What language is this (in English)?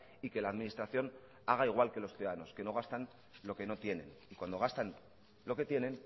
Spanish